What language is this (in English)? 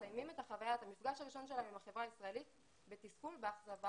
Hebrew